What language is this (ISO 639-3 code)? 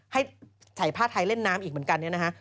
tha